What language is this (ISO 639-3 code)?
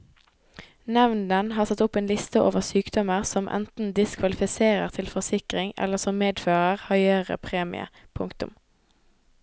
nor